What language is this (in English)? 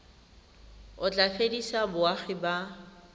Tswana